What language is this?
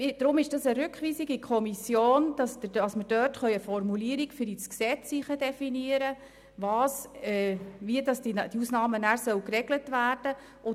Swiss German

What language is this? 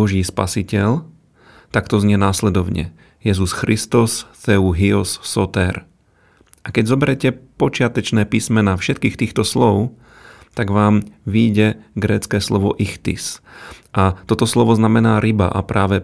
Slovak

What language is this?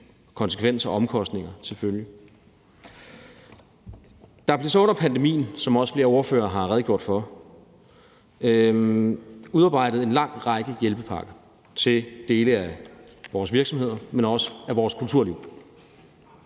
Danish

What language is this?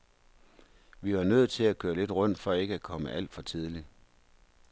Danish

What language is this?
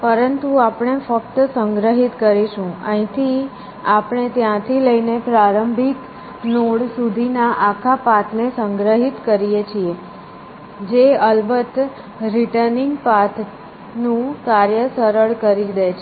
Gujarati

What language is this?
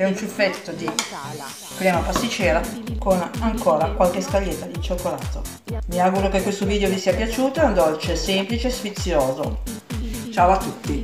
Italian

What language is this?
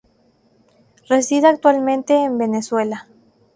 Spanish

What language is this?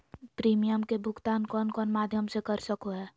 Magahi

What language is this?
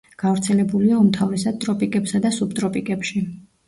Georgian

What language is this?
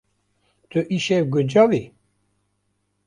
Kurdish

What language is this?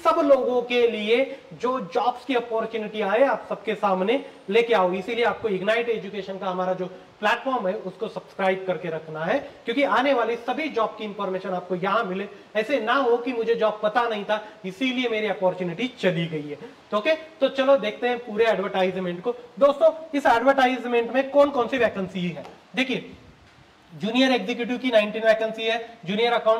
Hindi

